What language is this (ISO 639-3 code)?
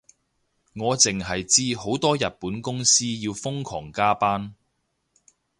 yue